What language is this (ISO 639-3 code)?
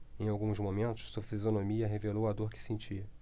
por